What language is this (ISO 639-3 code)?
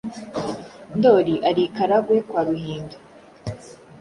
kin